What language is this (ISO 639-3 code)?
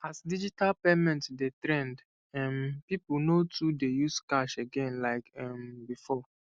pcm